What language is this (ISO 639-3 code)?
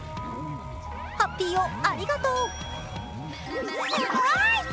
jpn